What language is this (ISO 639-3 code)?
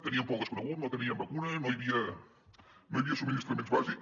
cat